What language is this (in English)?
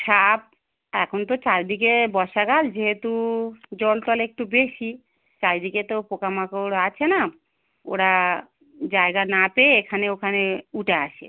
Bangla